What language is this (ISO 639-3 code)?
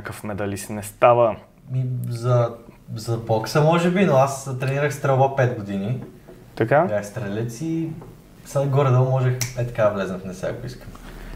bul